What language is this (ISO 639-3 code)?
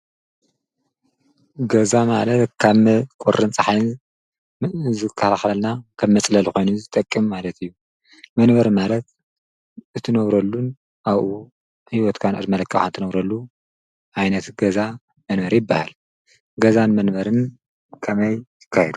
tir